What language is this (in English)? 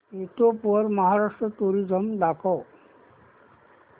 Marathi